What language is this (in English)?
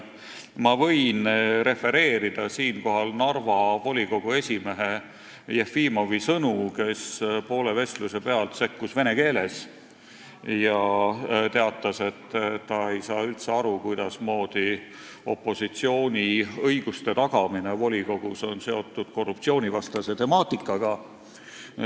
Estonian